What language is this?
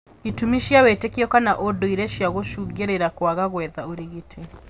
Kikuyu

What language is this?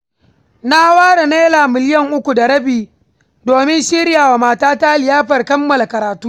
Hausa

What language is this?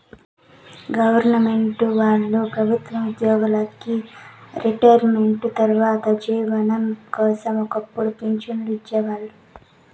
Telugu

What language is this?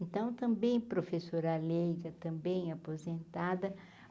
Portuguese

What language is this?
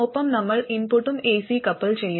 Malayalam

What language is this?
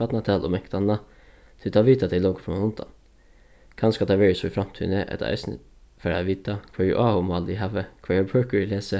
Faroese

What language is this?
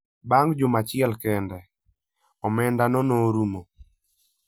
Luo (Kenya and Tanzania)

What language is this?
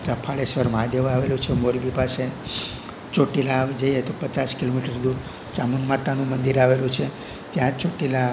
Gujarati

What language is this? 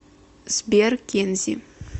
Russian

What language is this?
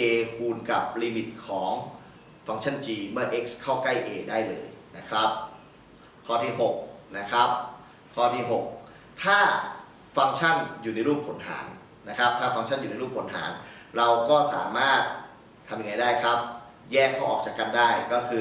Thai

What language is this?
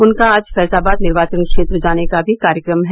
Hindi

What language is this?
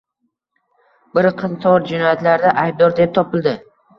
Uzbek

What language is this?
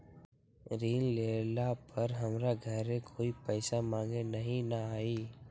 Magahi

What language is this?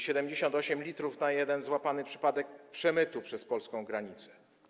Polish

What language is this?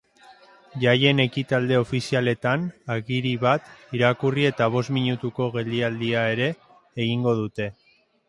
Basque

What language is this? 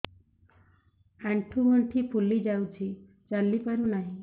Odia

